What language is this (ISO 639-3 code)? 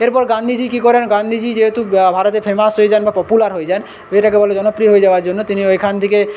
ben